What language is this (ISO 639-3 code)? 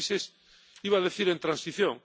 spa